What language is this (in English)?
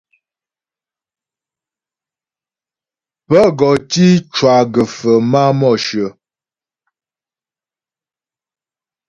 Ghomala